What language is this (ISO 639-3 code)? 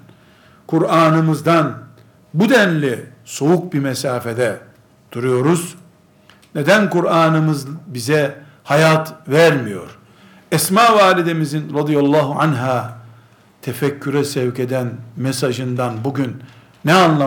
tur